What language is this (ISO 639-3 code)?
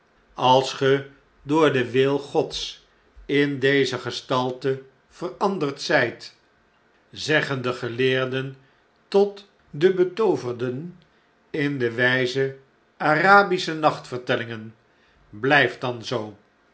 nld